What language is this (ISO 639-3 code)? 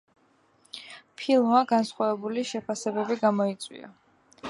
kat